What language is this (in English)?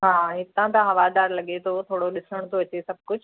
Sindhi